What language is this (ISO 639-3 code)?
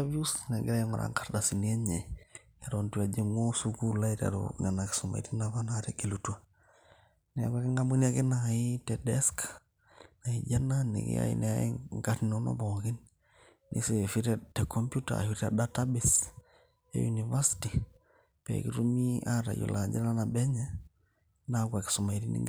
mas